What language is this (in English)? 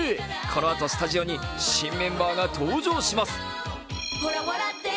Japanese